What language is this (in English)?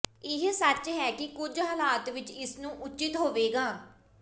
Punjabi